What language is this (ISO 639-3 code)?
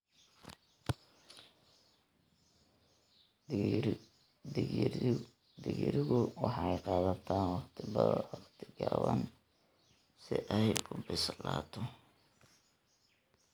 som